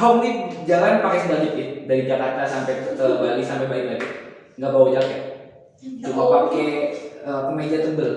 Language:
Indonesian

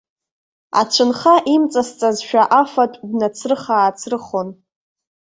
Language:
Abkhazian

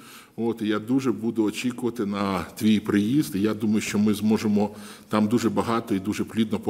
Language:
Ukrainian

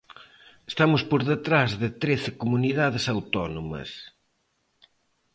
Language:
Galician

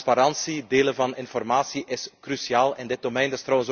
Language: Dutch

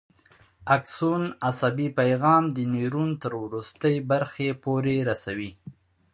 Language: Pashto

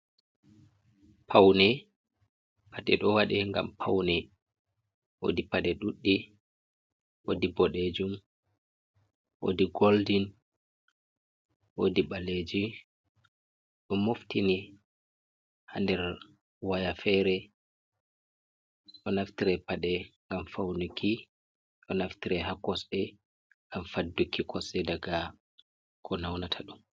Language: Fula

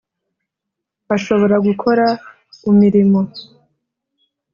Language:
Kinyarwanda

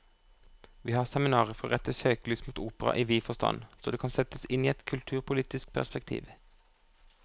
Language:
Norwegian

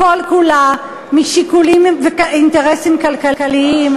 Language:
Hebrew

